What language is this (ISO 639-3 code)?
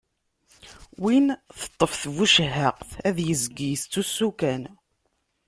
kab